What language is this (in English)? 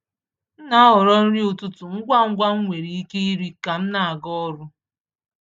Igbo